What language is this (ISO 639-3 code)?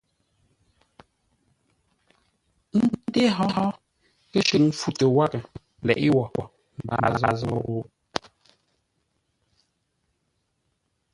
nla